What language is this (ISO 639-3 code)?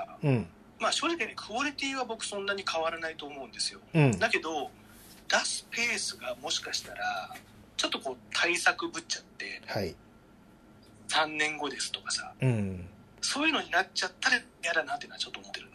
jpn